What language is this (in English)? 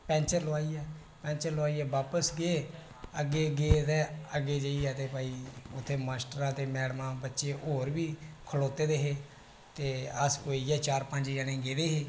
Dogri